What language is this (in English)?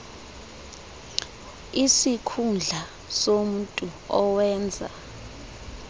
Xhosa